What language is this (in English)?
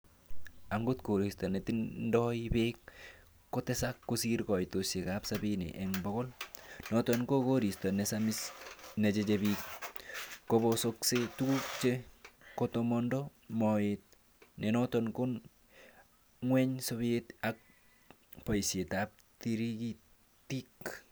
Kalenjin